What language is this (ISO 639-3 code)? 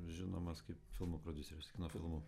lit